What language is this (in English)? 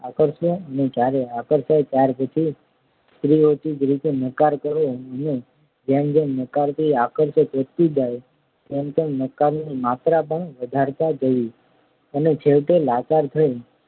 Gujarati